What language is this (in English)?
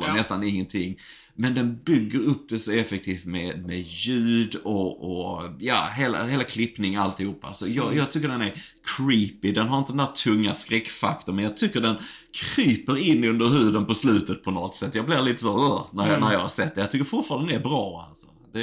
Swedish